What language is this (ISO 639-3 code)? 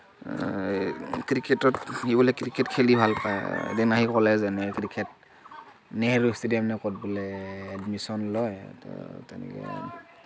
asm